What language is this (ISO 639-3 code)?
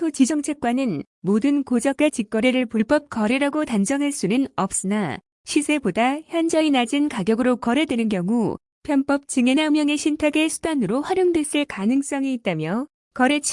kor